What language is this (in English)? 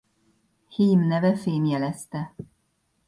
Hungarian